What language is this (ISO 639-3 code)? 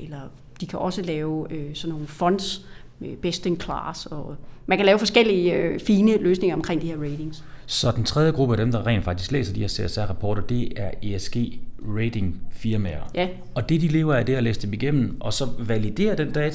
dan